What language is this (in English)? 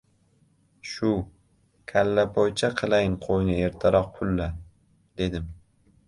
Uzbek